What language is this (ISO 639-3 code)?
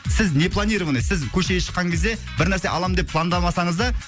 kaz